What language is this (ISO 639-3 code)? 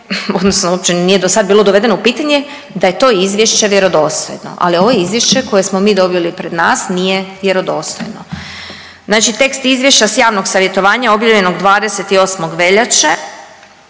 hrv